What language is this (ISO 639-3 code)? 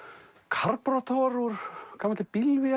isl